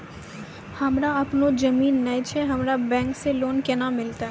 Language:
Maithili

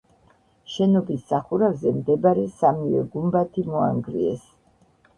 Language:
Georgian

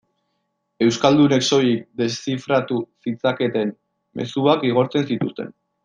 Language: Basque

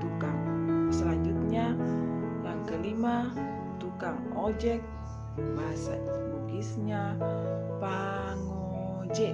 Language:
Indonesian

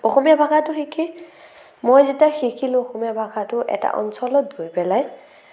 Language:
Assamese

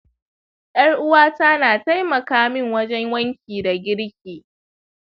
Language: Hausa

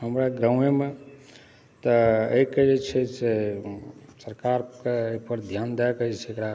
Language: Maithili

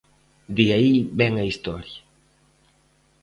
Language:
Galician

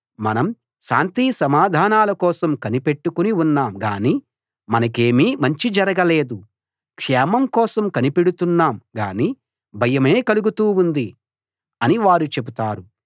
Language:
Telugu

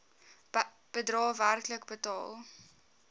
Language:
Afrikaans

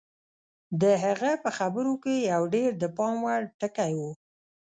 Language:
Pashto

